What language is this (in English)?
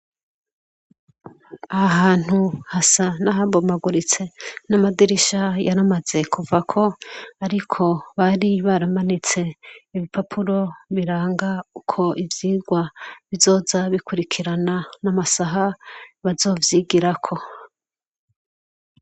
Rundi